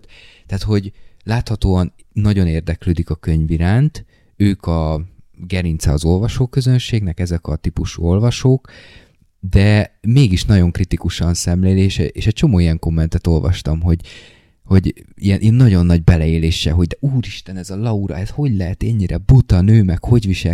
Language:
Hungarian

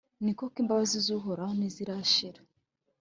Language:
Kinyarwanda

